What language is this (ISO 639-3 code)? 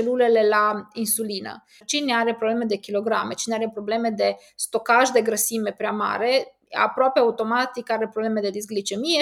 ron